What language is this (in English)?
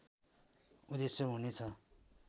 Nepali